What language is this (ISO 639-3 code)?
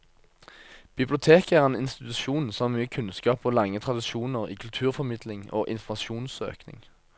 nor